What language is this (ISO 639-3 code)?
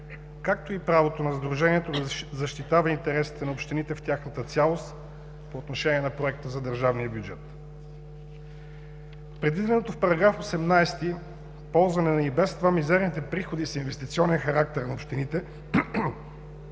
bul